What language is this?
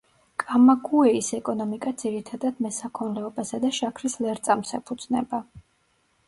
Georgian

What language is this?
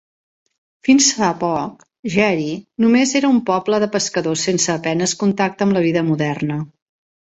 Catalan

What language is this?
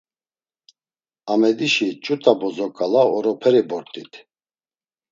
Laz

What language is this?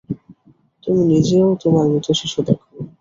Bangla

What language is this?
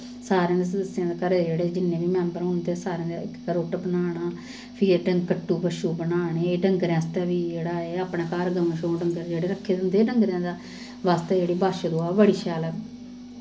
Dogri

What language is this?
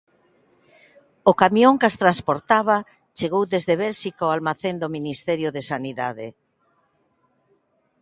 Galician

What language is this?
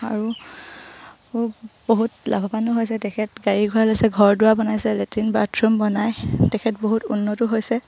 Assamese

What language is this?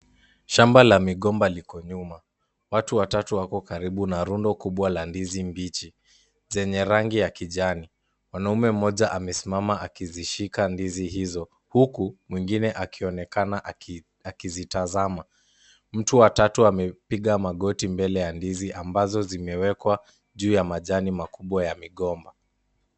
Swahili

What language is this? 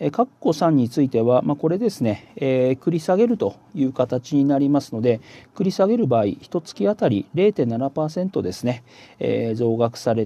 Japanese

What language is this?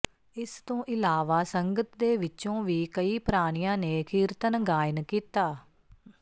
Punjabi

